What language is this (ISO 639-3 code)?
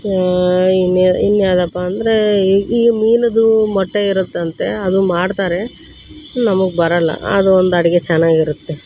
kan